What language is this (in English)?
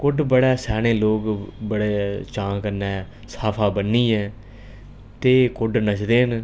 Dogri